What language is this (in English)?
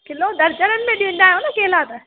Sindhi